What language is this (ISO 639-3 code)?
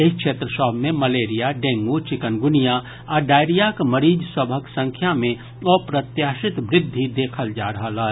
mai